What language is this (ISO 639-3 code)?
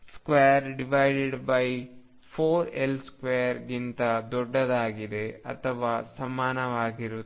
kan